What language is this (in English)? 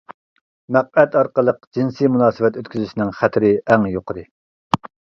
Uyghur